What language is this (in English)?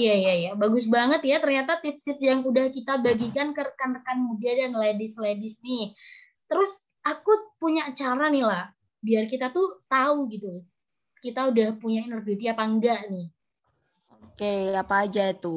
Indonesian